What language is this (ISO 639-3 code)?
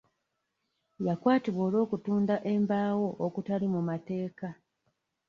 lug